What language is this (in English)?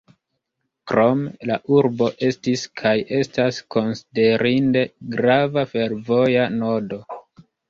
Esperanto